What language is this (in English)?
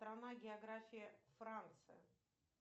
Russian